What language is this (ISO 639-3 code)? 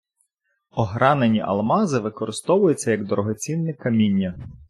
ukr